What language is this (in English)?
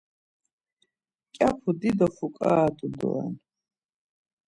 Laz